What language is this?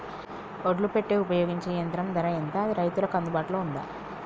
Telugu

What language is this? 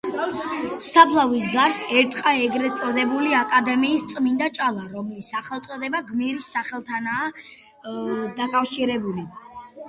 Georgian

